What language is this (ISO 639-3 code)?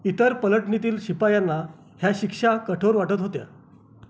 mar